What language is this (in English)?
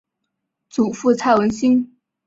Chinese